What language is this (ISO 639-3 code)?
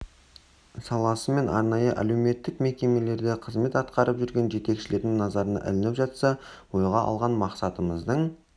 kaz